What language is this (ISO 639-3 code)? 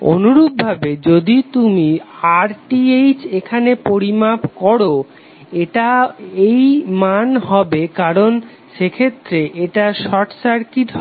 ben